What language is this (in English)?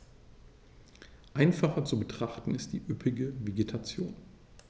German